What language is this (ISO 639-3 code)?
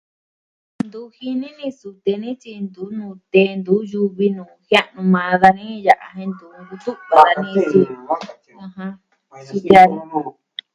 meh